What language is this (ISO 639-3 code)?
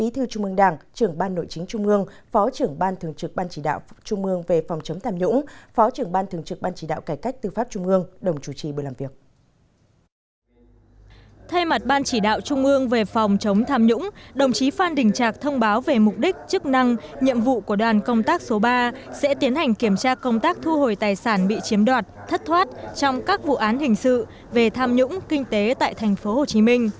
vie